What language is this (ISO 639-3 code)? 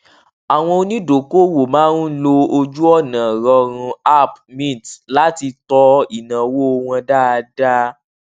yor